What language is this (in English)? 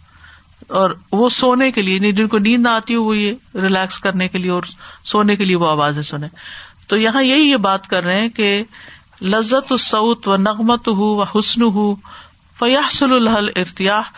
Urdu